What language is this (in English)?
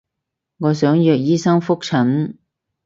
Cantonese